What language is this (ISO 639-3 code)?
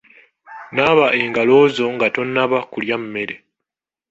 lug